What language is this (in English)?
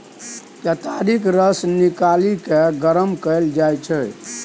Maithili